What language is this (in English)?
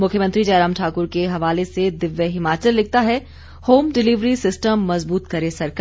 Hindi